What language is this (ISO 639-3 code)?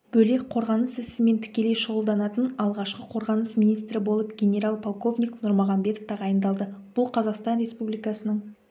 kaz